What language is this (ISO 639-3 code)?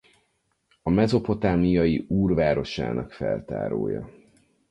hun